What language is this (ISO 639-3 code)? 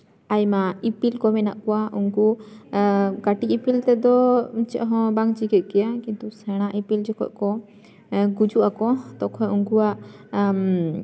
sat